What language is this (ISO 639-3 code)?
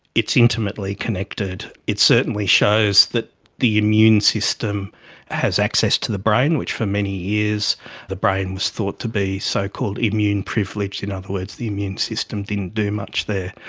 eng